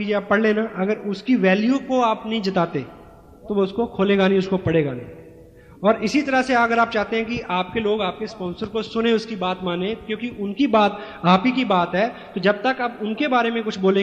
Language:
Hindi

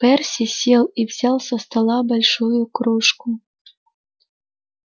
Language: Russian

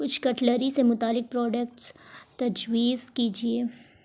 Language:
Urdu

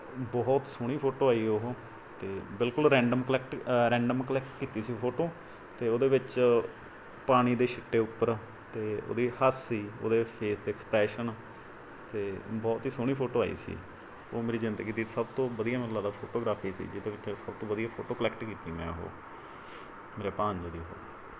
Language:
Punjabi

